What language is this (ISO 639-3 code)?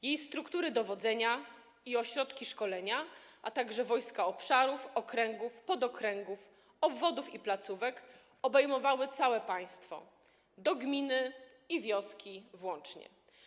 pol